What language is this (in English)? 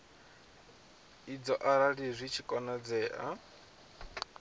Venda